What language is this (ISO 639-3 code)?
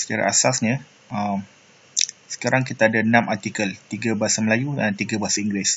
msa